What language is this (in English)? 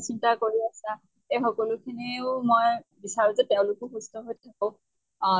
Assamese